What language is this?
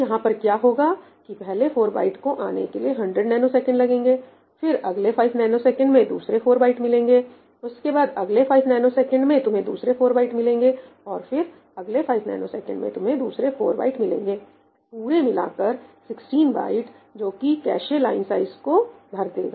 Hindi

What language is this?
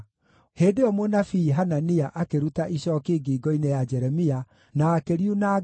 Kikuyu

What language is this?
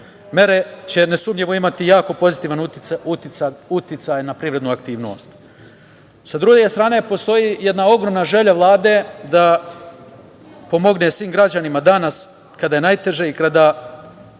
Serbian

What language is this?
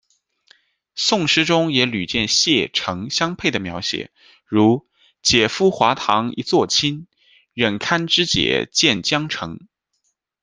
Chinese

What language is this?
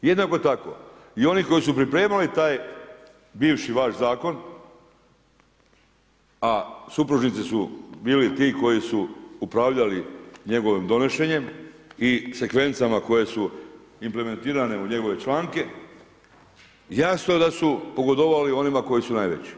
Croatian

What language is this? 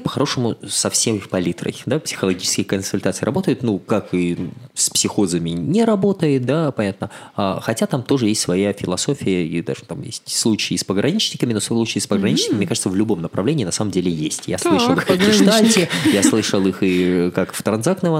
Russian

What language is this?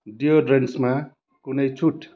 Nepali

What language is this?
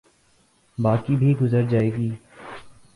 Urdu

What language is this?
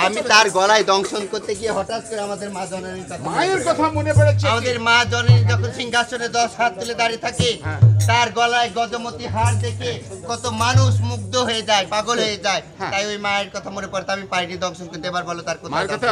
Arabic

